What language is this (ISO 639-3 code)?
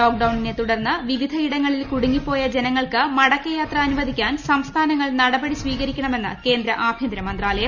mal